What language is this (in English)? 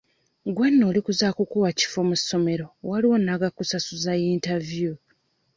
Ganda